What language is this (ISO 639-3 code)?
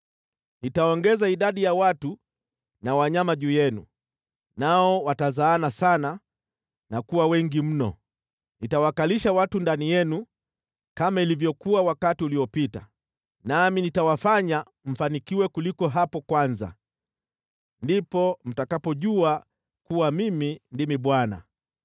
swa